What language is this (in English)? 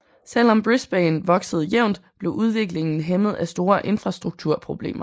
Danish